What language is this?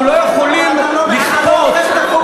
Hebrew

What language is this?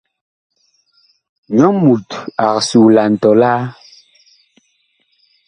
Bakoko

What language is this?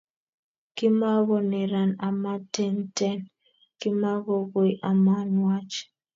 Kalenjin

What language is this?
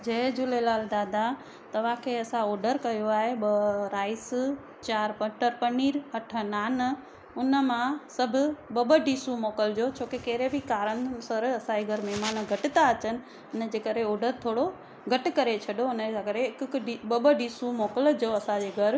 Sindhi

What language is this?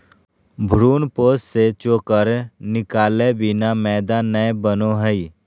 Magahi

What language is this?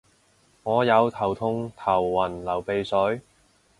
Cantonese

